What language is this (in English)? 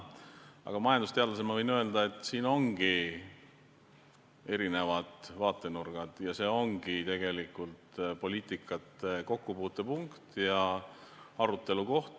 Estonian